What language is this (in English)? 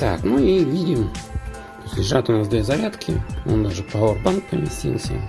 Russian